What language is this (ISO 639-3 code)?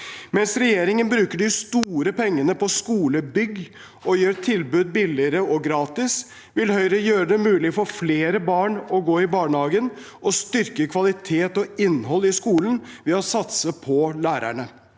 nor